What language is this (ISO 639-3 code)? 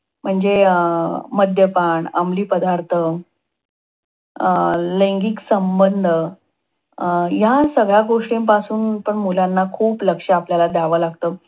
mar